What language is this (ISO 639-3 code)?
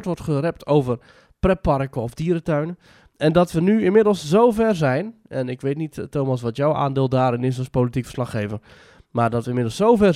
nld